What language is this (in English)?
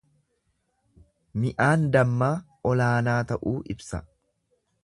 Oromo